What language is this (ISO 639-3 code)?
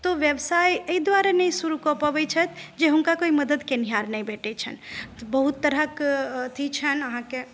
mai